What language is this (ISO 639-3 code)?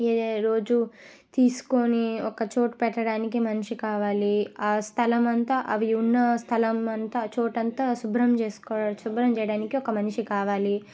tel